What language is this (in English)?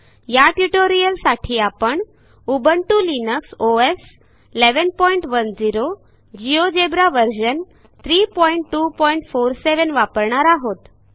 Marathi